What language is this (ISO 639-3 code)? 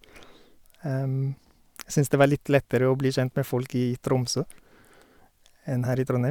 nor